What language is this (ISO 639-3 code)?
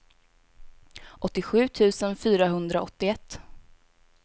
swe